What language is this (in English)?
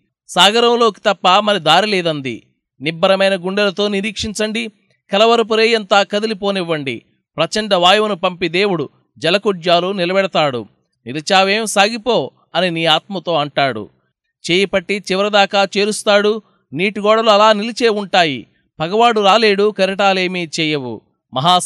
Telugu